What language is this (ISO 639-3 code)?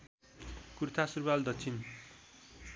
nep